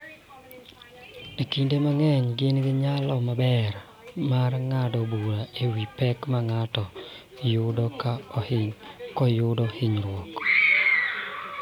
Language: Luo (Kenya and Tanzania)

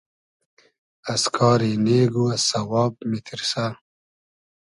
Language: Hazaragi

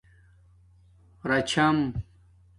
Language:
Domaaki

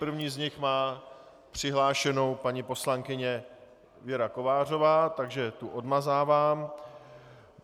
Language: Czech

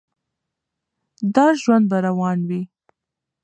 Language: Pashto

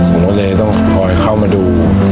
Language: Thai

